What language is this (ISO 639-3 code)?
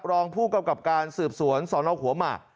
tha